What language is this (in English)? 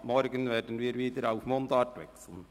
Swiss German